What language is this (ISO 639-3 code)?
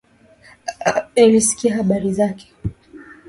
swa